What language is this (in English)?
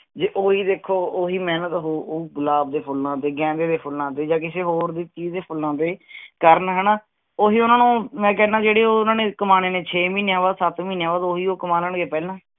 Punjabi